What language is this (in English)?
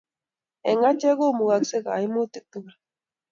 Kalenjin